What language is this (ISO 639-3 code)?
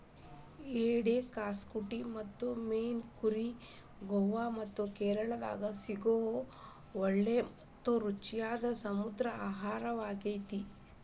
kan